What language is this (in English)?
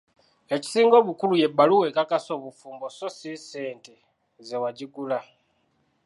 Ganda